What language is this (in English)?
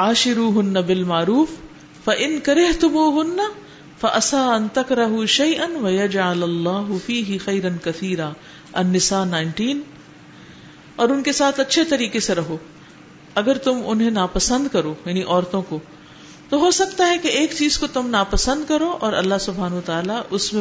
Urdu